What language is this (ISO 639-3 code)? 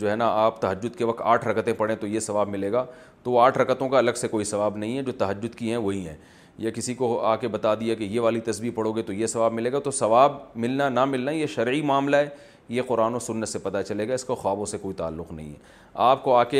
urd